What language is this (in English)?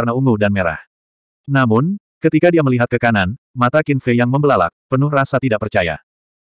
Indonesian